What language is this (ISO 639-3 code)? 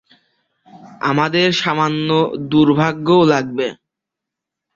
ben